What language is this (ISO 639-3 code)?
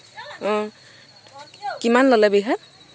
asm